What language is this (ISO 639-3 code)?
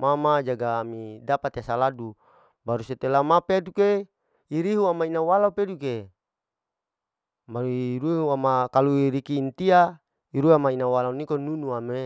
alo